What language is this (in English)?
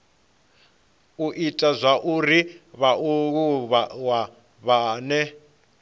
Venda